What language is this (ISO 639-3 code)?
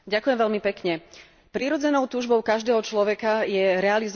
slk